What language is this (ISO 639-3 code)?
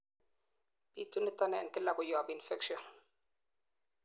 kln